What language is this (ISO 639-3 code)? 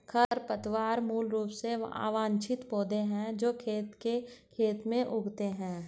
hin